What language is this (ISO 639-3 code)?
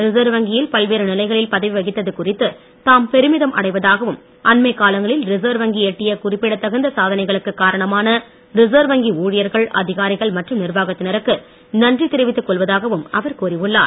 tam